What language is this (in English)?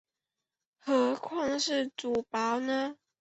Chinese